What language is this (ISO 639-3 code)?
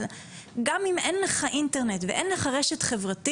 heb